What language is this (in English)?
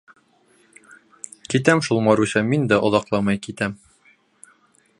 Bashkir